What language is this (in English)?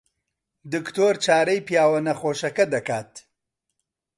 Central Kurdish